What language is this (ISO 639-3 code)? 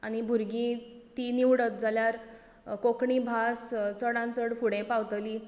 kok